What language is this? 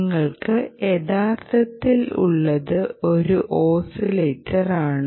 Malayalam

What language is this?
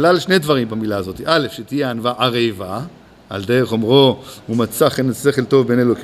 Hebrew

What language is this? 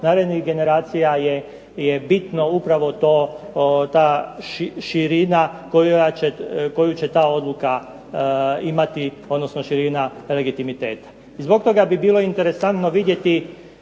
Croatian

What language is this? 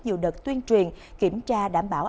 Vietnamese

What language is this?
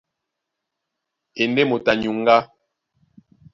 Duala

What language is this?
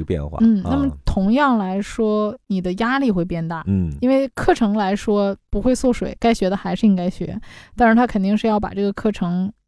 Chinese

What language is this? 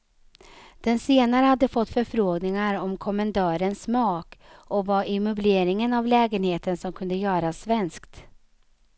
Swedish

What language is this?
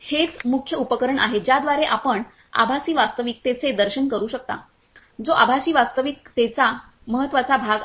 Marathi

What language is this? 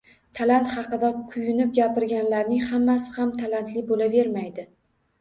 Uzbek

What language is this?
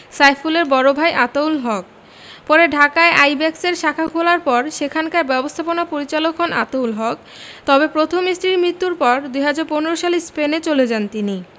Bangla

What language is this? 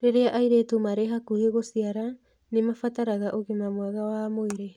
Kikuyu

